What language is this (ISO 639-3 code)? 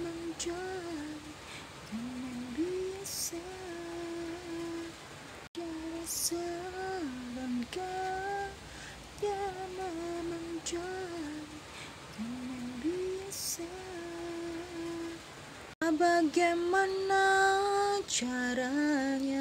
ind